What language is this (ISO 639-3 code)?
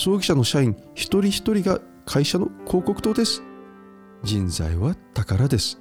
jpn